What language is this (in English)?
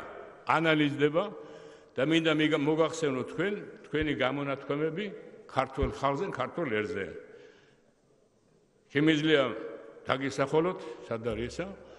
Romanian